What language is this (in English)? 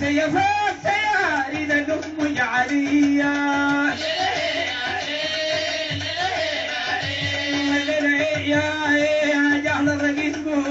Arabic